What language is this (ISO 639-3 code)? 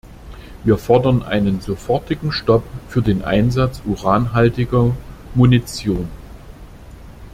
deu